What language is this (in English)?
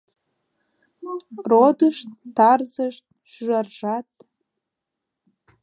Mari